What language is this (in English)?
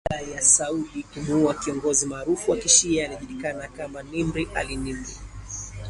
Swahili